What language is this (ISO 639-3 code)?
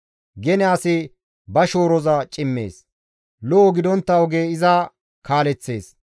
gmv